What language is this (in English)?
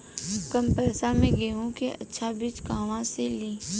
Bhojpuri